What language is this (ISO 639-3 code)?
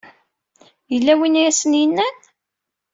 kab